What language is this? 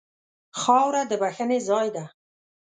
Pashto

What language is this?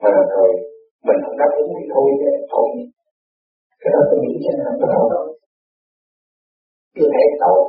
Vietnamese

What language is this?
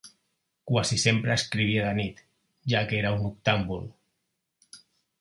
Catalan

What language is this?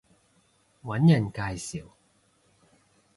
Cantonese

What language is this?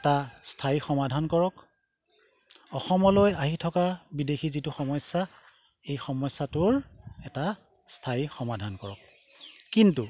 Assamese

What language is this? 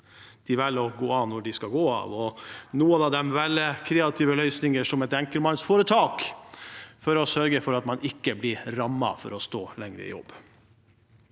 Norwegian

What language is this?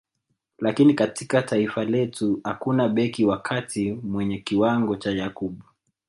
Swahili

